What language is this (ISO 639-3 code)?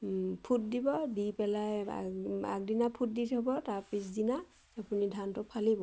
asm